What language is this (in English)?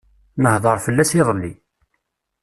Kabyle